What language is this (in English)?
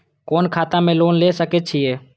Maithili